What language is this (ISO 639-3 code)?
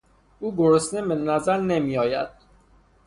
fas